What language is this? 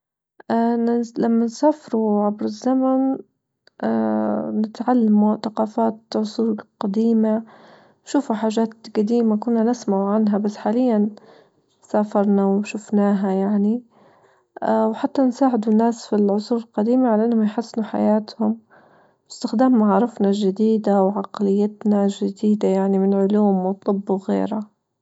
Libyan Arabic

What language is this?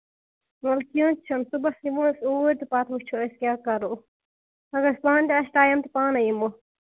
Kashmiri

